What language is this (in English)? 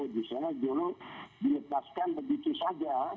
Indonesian